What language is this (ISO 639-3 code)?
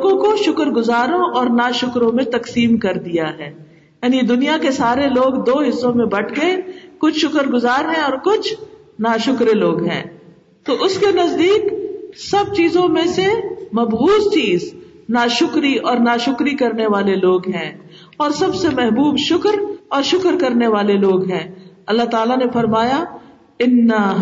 urd